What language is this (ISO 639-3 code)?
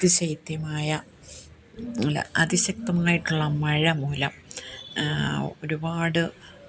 mal